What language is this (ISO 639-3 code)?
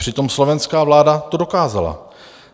ces